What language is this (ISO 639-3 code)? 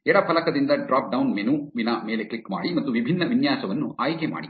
kan